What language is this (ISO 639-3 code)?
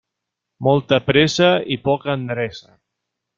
cat